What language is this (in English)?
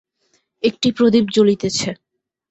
Bangla